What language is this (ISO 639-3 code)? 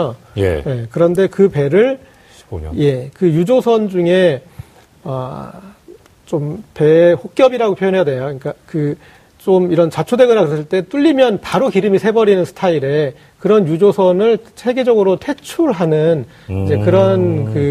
kor